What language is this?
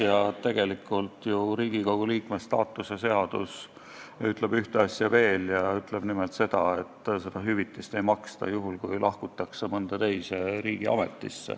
Estonian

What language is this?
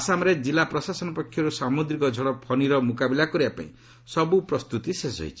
Odia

